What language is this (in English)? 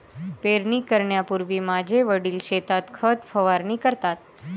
Marathi